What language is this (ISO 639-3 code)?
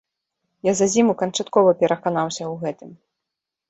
bel